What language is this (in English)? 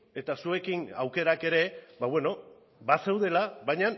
Basque